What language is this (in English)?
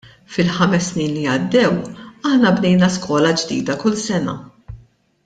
Maltese